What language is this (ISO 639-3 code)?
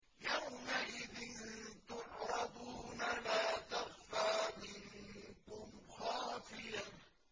ara